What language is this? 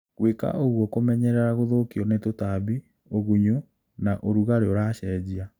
Kikuyu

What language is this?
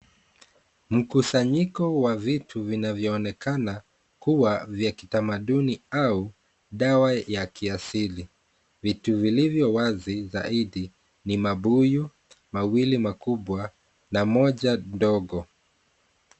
Swahili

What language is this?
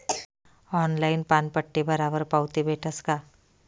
Marathi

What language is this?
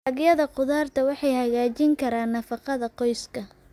Somali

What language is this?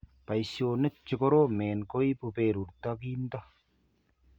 Kalenjin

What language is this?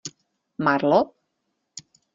Czech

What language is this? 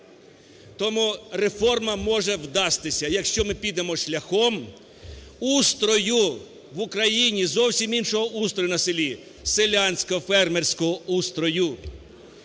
Ukrainian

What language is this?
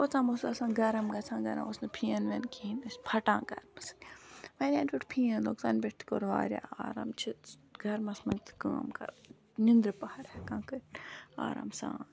Kashmiri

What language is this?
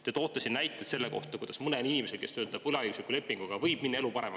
Estonian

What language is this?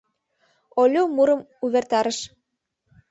Mari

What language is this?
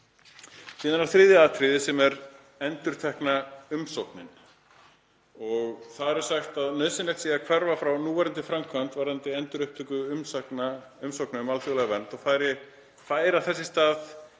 Icelandic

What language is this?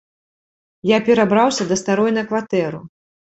Belarusian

